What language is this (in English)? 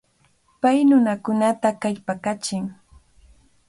Cajatambo North Lima Quechua